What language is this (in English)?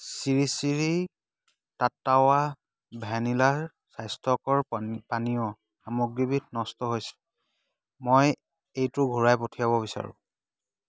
Assamese